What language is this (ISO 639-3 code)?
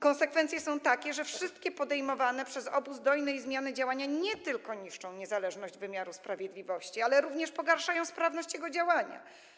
pol